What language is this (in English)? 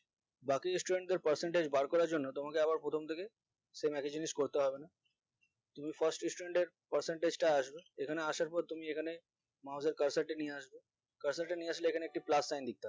Bangla